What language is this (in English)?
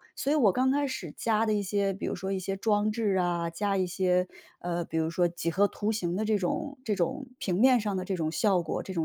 Chinese